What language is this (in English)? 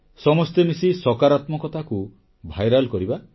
Odia